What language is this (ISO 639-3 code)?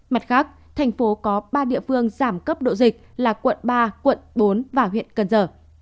vie